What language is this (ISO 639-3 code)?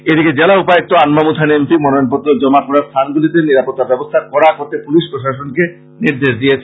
ben